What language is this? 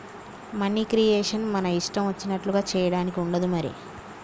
Telugu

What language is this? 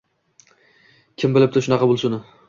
Uzbek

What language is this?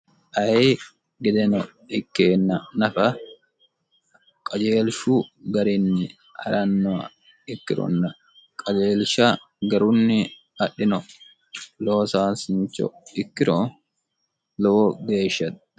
Sidamo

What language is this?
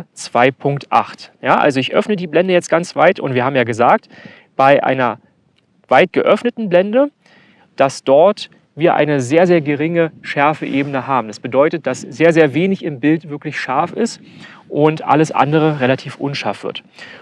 German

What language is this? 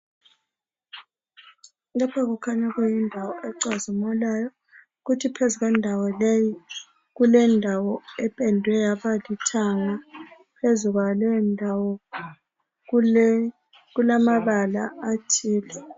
North Ndebele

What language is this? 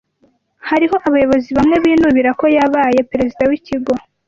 Kinyarwanda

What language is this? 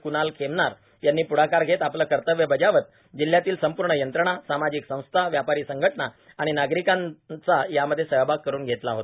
Marathi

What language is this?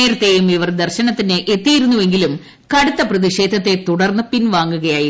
Malayalam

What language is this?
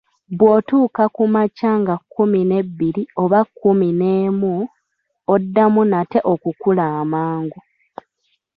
Ganda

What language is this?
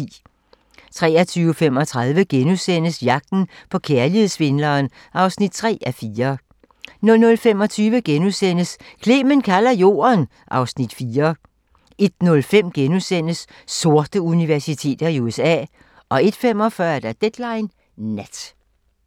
Danish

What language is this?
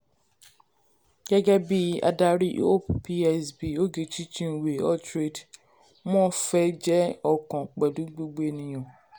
Yoruba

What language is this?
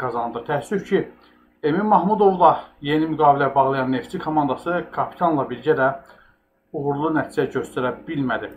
Turkish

